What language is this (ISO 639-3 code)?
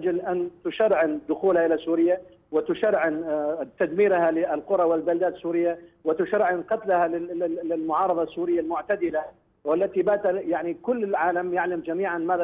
ara